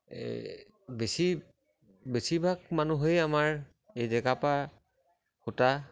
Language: Assamese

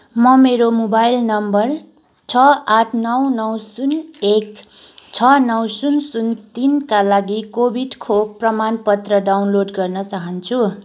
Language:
Nepali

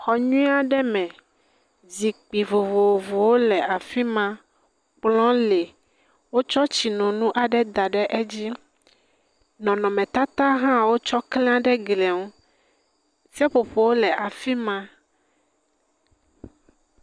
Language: Ewe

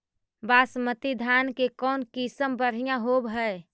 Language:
Magahi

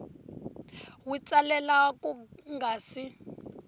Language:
Tsonga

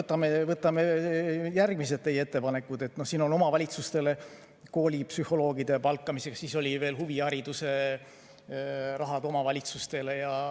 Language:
Estonian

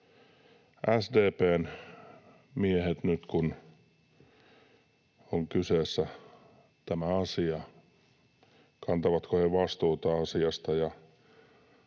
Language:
Finnish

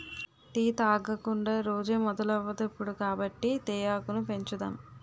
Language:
Telugu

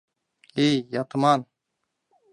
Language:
Mari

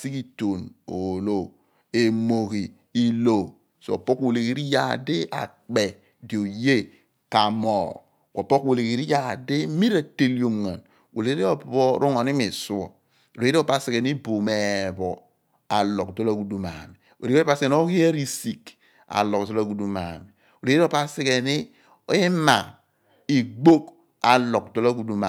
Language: Abua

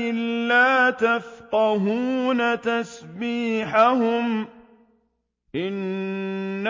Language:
Arabic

